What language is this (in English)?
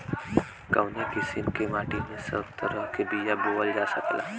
Bhojpuri